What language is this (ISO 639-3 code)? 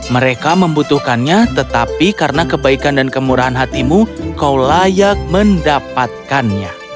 ind